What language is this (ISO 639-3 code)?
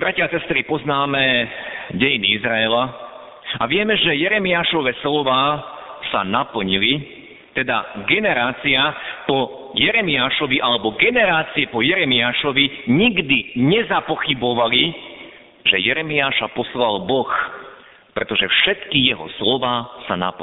slk